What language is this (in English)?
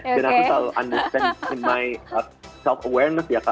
Indonesian